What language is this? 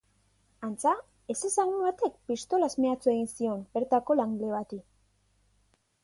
Basque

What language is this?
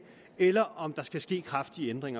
Danish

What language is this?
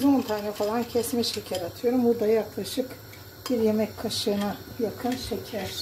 Turkish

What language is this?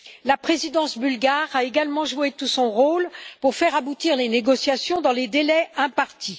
French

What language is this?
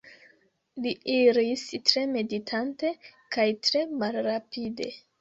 Esperanto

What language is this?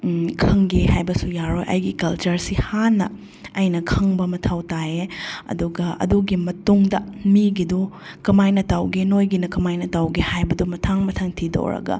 Manipuri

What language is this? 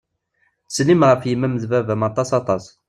Kabyle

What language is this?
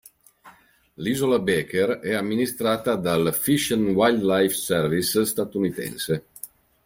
Italian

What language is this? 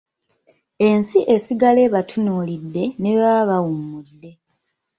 Ganda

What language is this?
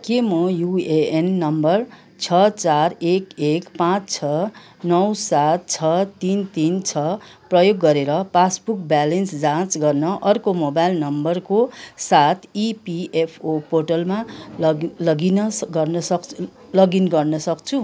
Nepali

